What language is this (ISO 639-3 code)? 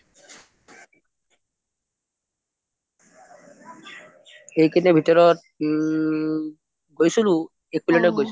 asm